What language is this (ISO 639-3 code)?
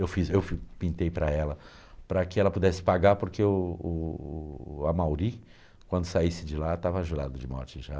por